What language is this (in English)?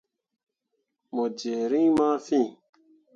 Mundang